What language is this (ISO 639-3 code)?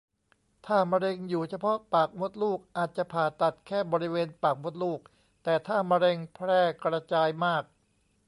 tha